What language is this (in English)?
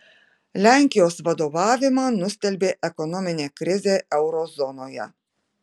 Lithuanian